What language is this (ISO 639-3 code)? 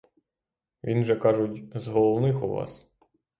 ukr